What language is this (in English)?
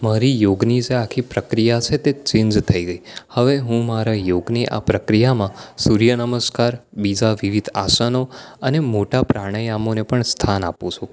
Gujarati